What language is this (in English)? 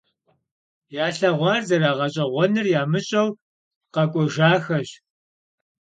Kabardian